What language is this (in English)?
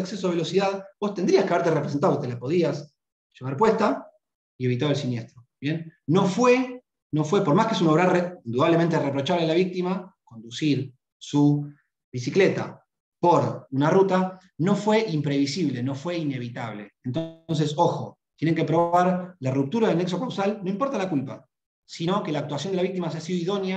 Spanish